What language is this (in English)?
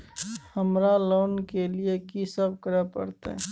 Maithili